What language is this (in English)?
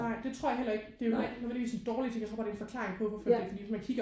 Danish